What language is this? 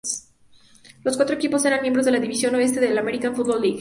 Spanish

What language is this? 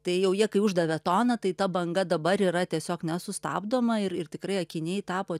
Lithuanian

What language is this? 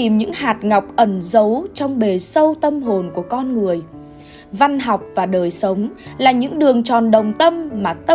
Vietnamese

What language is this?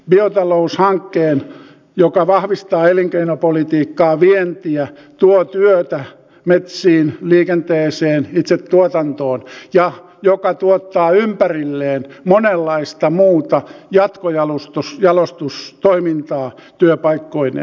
Finnish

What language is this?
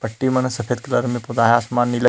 Chhattisgarhi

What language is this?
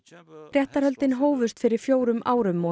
Icelandic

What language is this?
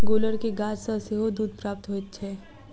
Maithili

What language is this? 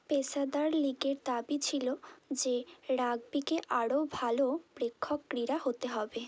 Bangla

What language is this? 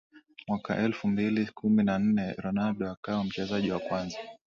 Swahili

